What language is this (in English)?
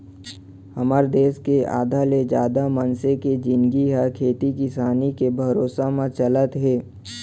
Chhattisgarhi